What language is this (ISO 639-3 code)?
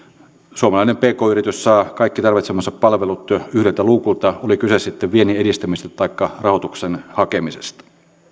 fin